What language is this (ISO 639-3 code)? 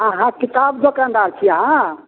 mai